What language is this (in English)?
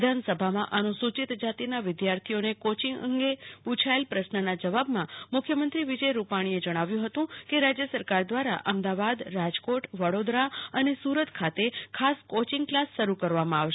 Gujarati